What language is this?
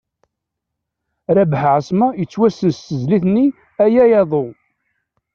Kabyle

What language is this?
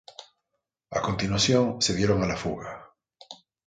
Spanish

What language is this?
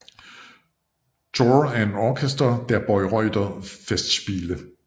Danish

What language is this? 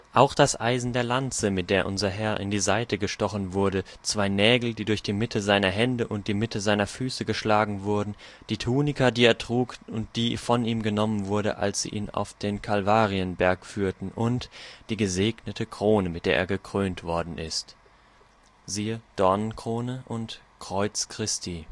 German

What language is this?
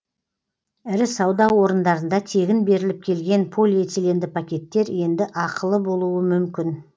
Kazakh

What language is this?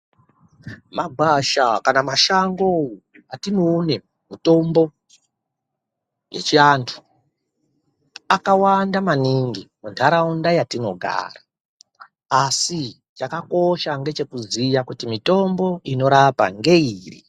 Ndau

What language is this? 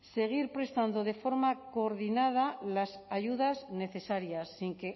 Spanish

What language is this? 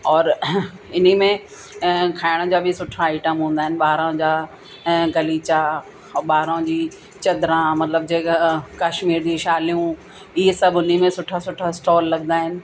Sindhi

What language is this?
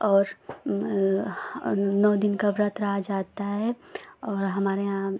Hindi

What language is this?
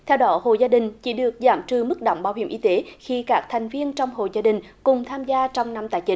Vietnamese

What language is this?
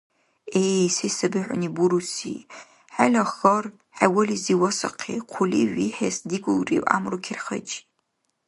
Dargwa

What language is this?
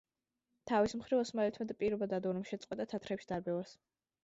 Georgian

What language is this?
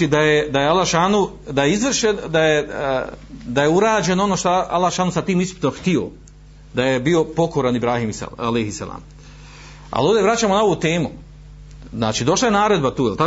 Croatian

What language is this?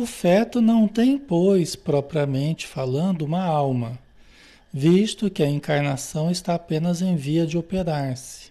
Portuguese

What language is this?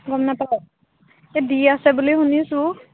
Assamese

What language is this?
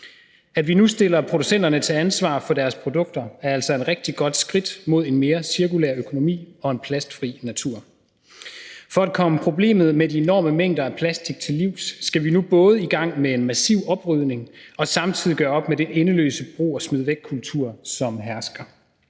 Danish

